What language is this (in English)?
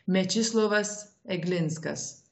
Lithuanian